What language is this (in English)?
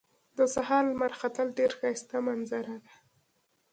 Pashto